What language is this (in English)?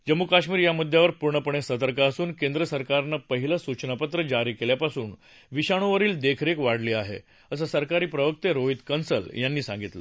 Marathi